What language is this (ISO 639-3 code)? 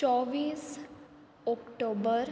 kok